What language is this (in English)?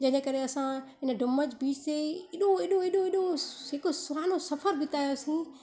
Sindhi